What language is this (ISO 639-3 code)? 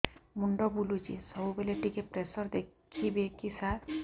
ori